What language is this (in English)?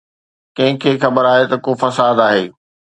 Sindhi